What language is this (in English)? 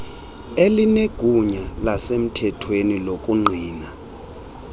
Xhosa